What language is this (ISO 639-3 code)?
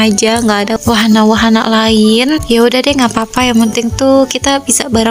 ind